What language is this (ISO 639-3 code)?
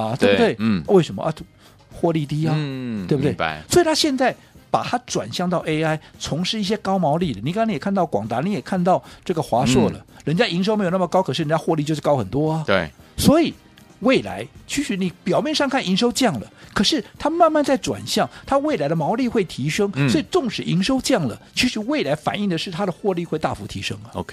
zho